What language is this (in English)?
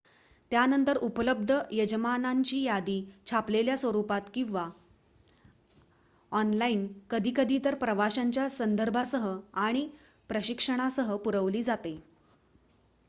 Marathi